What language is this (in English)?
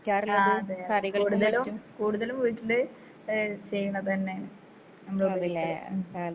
Malayalam